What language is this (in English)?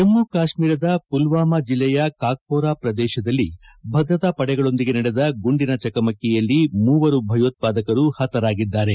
Kannada